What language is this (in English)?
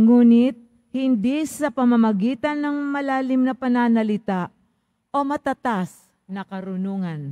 Filipino